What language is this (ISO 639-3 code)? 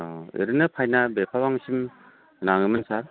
brx